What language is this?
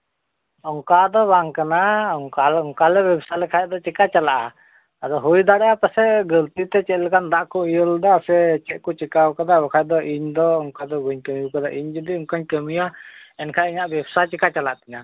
Santali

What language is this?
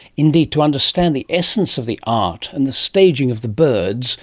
English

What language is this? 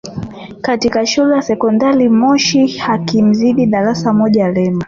Swahili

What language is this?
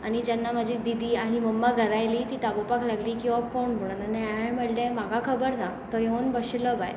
Konkani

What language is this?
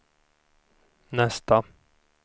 Swedish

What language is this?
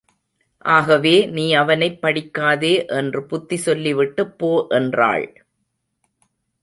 Tamil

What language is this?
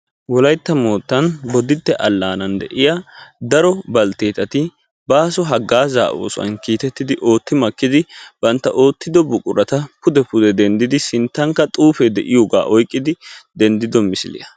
Wolaytta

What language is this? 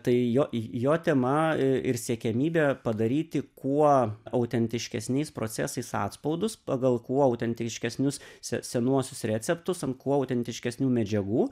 Lithuanian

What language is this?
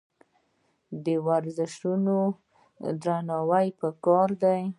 Pashto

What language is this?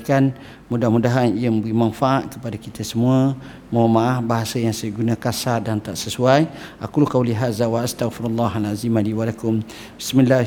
Malay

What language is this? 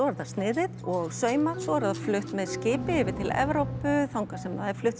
Icelandic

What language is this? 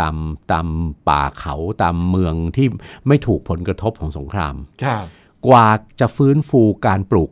Thai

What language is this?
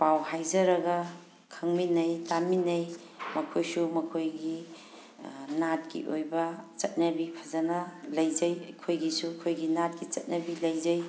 Manipuri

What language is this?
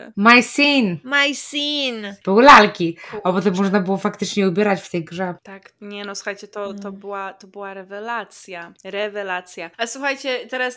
Polish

